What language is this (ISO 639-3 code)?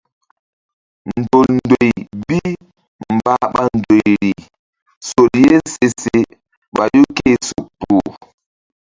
mdd